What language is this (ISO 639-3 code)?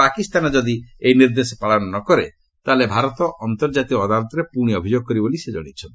ori